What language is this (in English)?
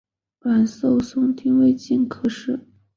Chinese